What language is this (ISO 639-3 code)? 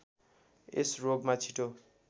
nep